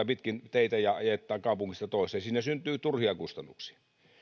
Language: Finnish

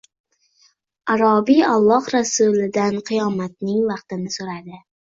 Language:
Uzbek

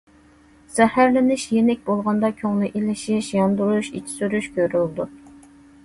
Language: Uyghur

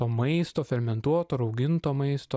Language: Lithuanian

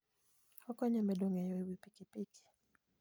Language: Luo (Kenya and Tanzania)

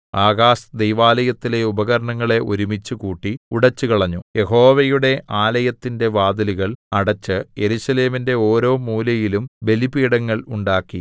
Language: Malayalam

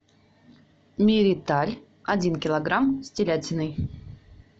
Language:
Russian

